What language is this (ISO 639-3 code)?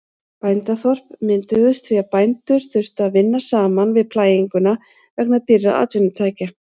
isl